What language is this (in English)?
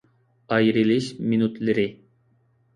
Uyghur